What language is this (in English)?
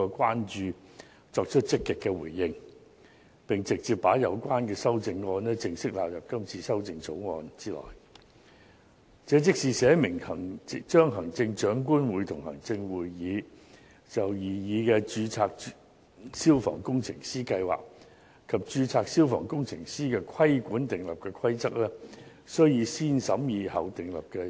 Cantonese